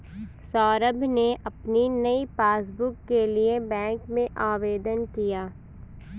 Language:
Hindi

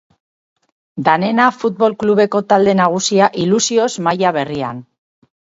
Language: Basque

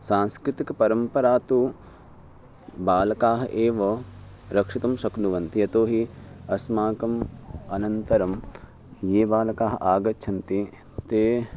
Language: Sanskrit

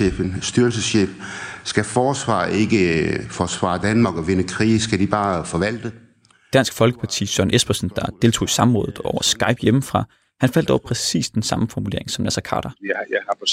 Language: Danish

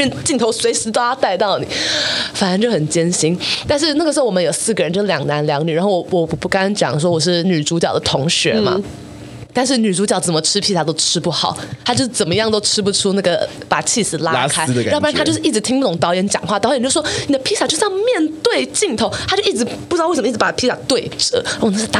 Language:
Chinese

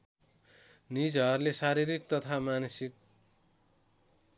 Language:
Nepali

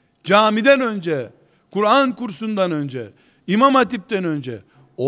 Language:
Turkish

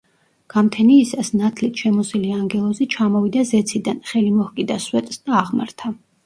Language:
Georgian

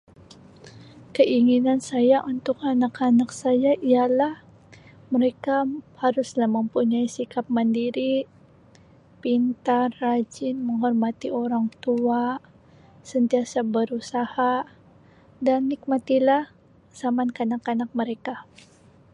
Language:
Sabah Malay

